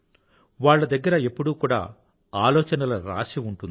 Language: Telugu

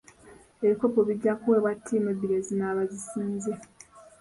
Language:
Ganda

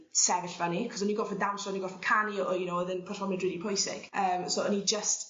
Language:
Welsh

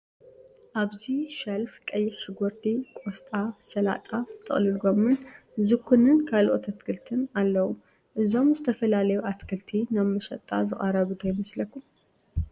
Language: Tigrinya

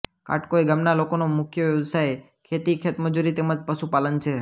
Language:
Gujarati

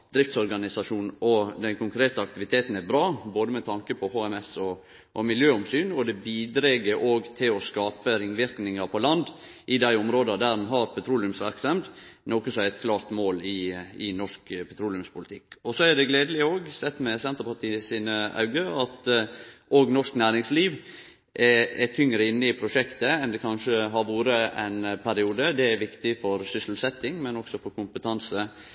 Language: Norwegian Nynorsk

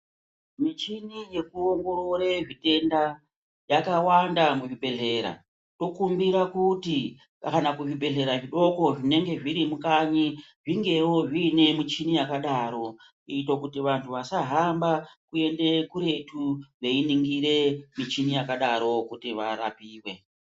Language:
Ndau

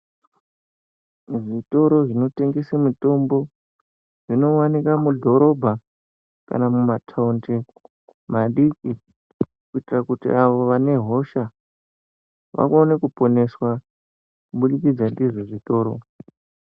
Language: Ndau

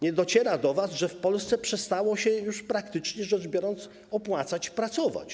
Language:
Polish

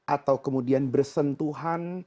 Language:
Indonesian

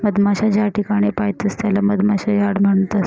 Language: Marathi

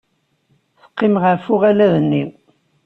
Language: Kabyle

